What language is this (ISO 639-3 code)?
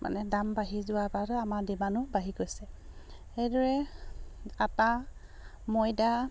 asm